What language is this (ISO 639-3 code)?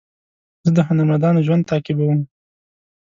pus